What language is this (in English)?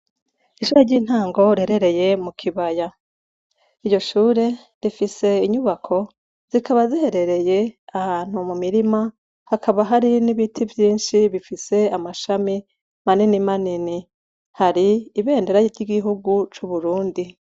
Rundi